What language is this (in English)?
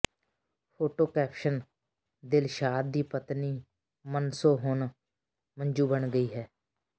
Punjabi